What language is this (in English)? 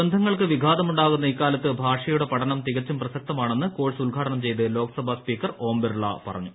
Malayalam